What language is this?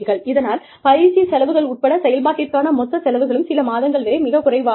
Tamil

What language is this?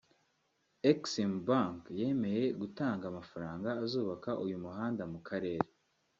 Kinyarwanda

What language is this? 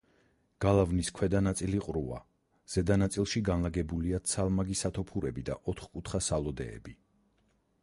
Georgian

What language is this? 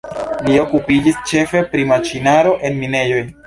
Esperanto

